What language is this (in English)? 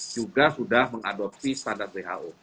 Indonesian